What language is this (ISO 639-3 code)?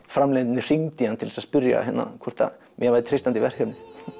isl